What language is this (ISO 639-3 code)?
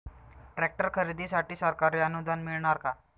mar